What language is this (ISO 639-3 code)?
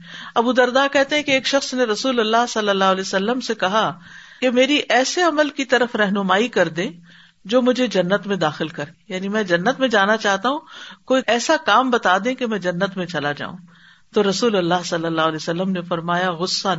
urd